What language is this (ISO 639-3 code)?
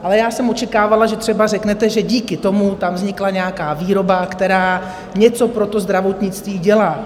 ces